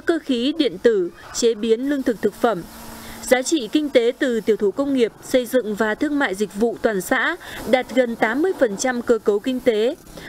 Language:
Vietnamese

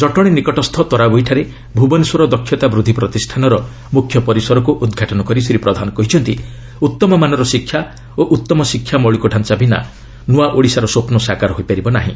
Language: Odia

